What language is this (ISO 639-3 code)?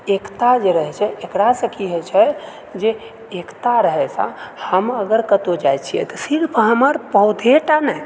mai